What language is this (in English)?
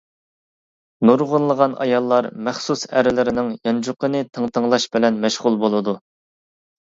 Uyghur